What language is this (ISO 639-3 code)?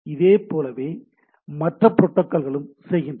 tam